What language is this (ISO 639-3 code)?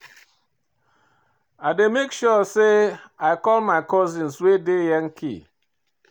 pcm